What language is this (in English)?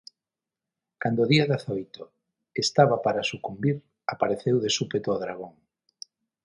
Galician